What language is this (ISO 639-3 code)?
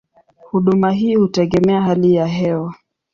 swa